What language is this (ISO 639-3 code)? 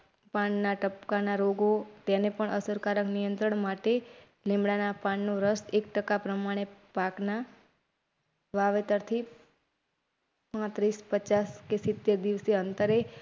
guj